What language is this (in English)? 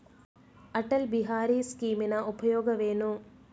Kannada